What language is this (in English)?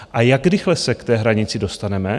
Czech